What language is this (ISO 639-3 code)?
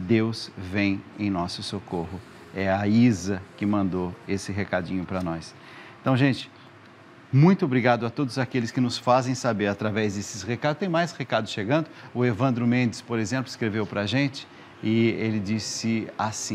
por